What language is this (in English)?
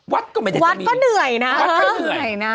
Thai